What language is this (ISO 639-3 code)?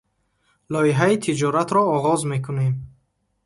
tgk